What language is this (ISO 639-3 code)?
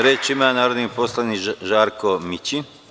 srp